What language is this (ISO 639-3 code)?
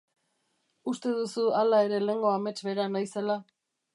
eus